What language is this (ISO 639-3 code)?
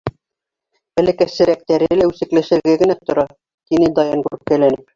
bak